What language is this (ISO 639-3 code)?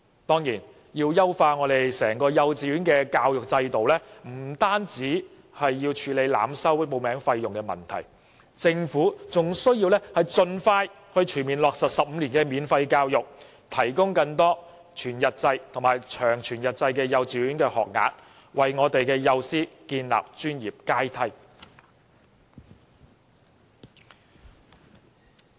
yue